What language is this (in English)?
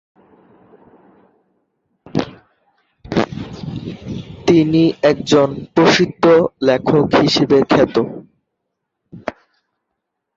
Bangla